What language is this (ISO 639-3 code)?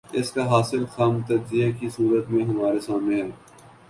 urd